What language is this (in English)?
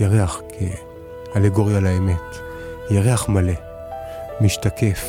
Hebrew